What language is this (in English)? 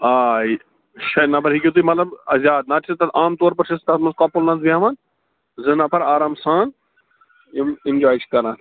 Kashmiri